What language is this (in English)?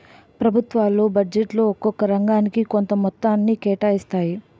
Telugu